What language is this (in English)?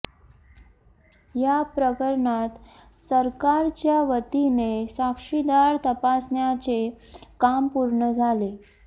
Marathi